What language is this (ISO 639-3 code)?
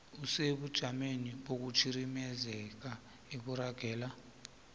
nbl